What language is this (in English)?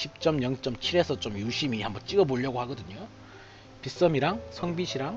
Korean